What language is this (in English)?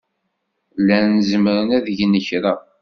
Kabyle